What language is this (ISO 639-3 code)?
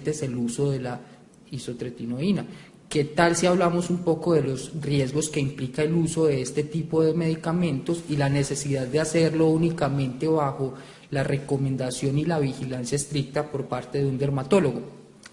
spa